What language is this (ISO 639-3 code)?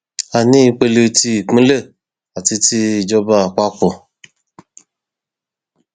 yor